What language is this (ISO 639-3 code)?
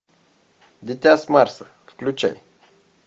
rus